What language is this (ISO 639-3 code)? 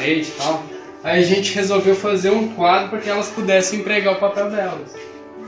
por